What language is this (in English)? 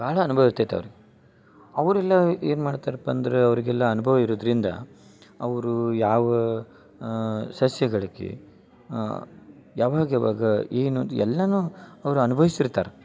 Kannada